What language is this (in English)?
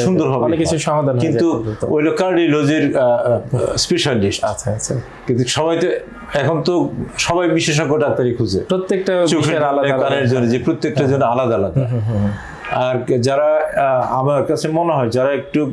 English